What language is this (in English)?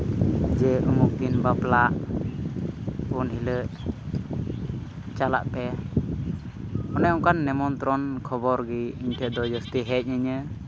Santali